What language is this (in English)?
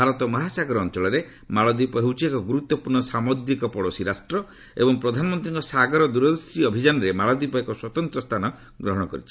Odia